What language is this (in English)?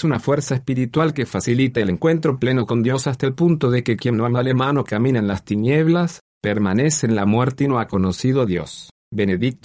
Spanish